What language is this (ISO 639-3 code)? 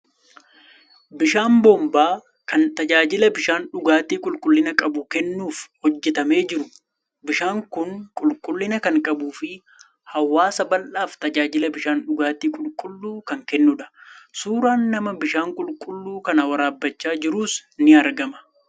orm